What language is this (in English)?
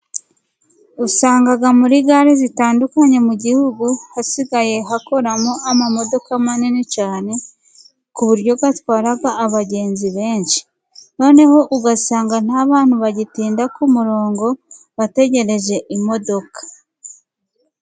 Kinyarwanda